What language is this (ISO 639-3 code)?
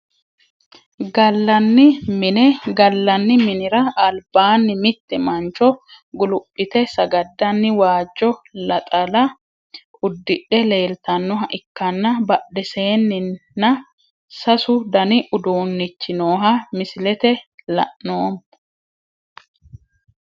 sid